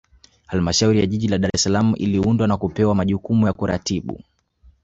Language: Swahili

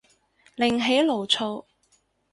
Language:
Cantonese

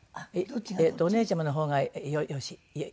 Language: Japanese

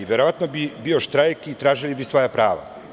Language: Serbian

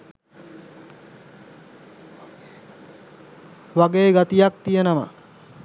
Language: Sinhala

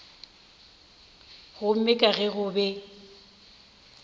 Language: Northern Sotho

